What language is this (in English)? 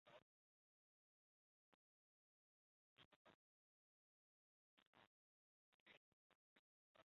Chinese